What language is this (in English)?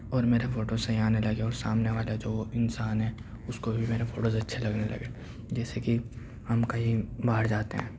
Urdu